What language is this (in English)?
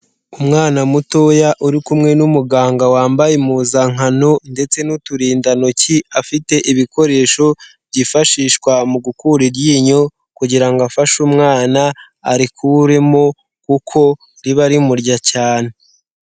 Kinyarwanda